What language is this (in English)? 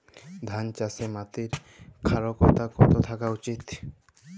Bangla